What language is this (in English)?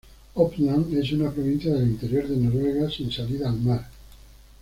Spanish